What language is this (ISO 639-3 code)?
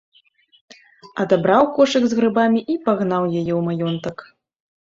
bel